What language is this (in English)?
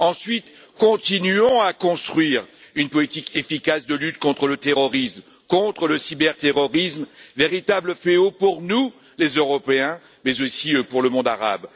French